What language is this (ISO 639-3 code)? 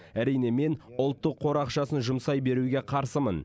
kaz